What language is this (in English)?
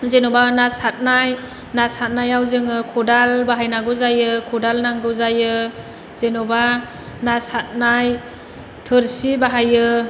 Bodo